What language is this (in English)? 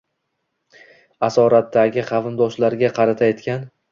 Uzbek